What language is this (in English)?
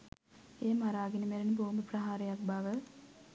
Sinhala